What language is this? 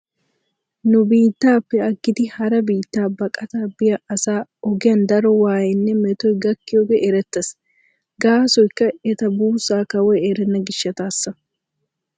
Wolaytta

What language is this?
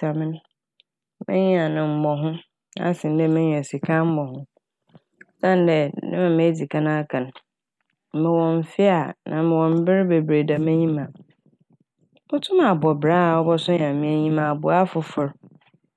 Akan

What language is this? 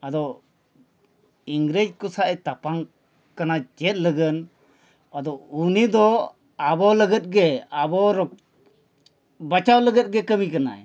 Santali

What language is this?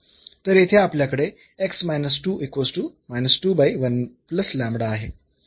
Marathi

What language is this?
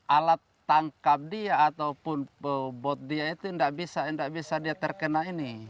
Indonesian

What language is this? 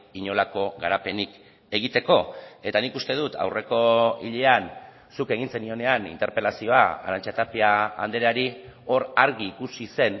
Basque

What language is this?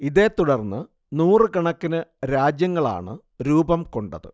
Malayalam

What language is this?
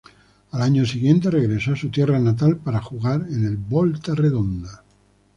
Spanish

